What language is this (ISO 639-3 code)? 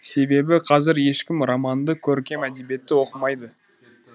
kaz